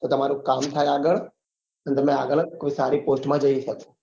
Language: Gujarati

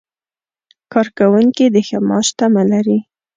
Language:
Pashto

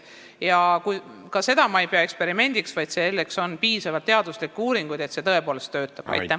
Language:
Estonian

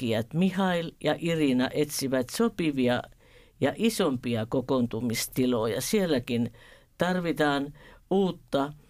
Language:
Finnish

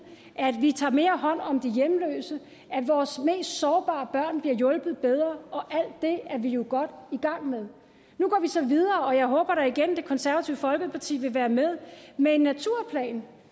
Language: Danish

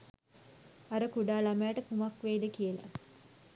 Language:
Sinhala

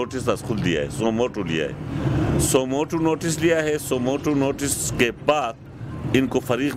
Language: Hindi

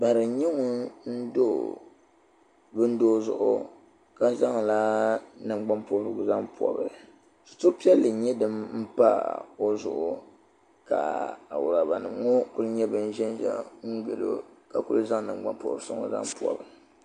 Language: Dagbani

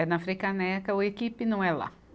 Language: Portuguese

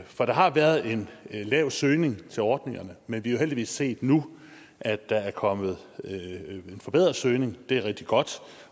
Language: Danish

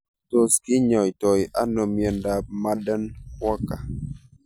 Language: Kalenjin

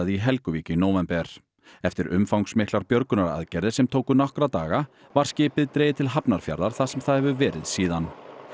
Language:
Icelandic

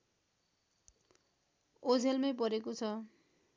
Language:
Nepali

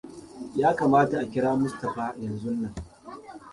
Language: Hausa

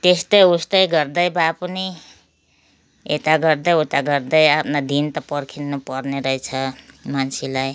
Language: Nepali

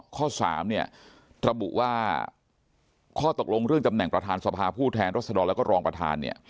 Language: Thai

